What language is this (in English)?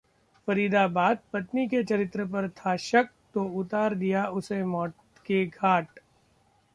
Hindi